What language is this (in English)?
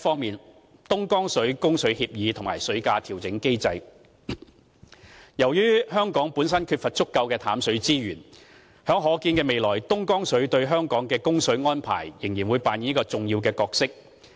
Cantonese